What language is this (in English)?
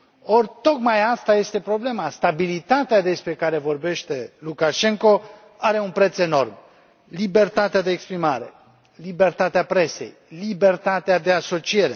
Romanian